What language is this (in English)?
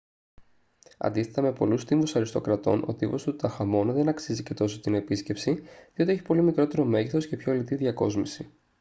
Greek